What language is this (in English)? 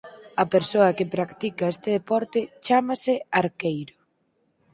Galician